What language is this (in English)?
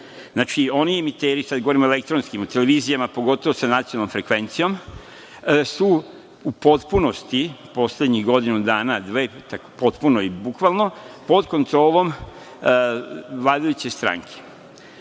Serbian